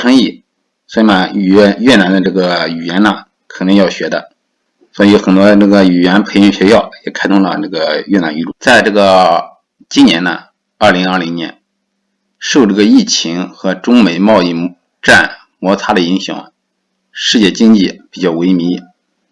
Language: Chinese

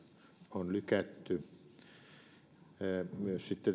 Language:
Finnish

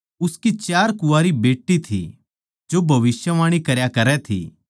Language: Haryanvi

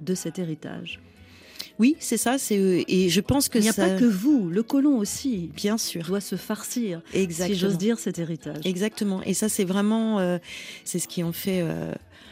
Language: French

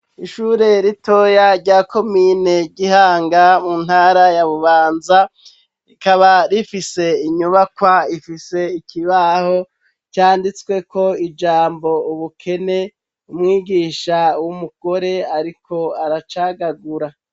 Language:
Rundi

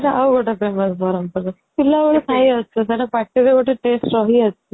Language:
Odia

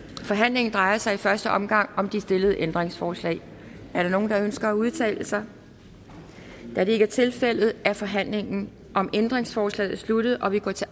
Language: Danish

